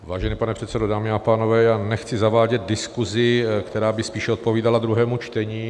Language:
Czech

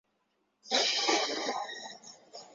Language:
Chinese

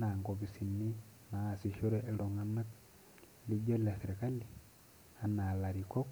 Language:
Masai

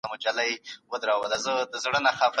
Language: Pashto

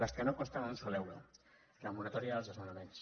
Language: Catalan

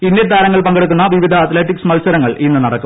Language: Malayalam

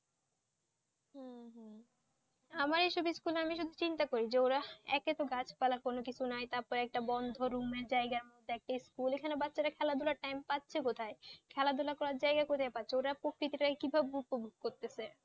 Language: Bangla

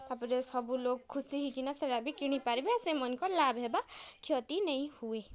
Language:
Odia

